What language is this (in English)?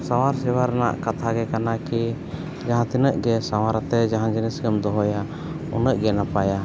Santali